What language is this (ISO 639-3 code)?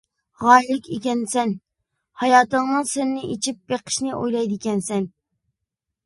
uig